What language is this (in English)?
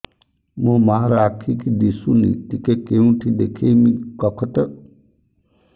Odia